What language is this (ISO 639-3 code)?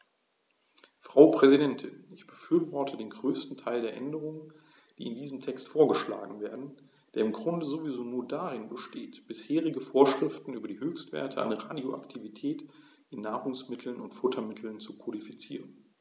deu